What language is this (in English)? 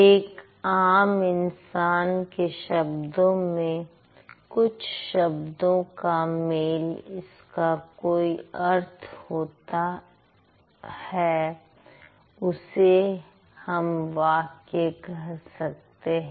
Hindi